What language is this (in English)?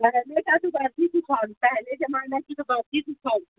Urdu